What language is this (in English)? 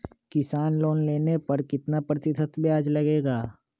Magahi